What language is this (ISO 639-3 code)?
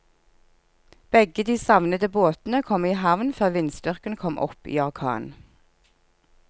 nor